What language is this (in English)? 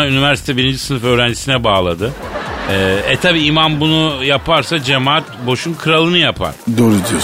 Turkish